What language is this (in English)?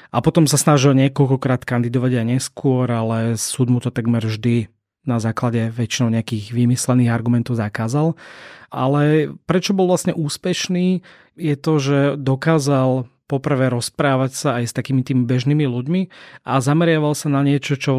Slovak